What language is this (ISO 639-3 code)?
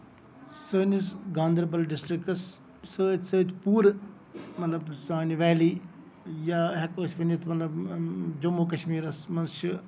kas